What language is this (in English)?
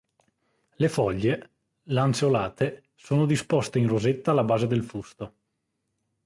Italian